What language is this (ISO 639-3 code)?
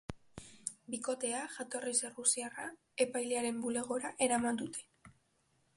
eus